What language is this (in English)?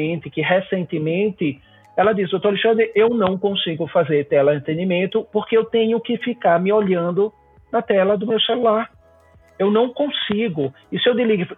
Portuguese